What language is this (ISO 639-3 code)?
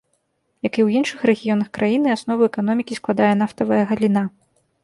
bel